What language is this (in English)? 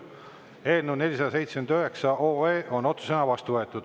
Estonian